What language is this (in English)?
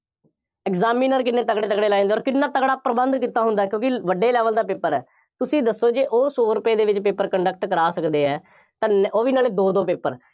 Punjabi